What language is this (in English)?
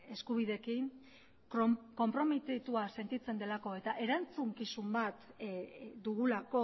Basque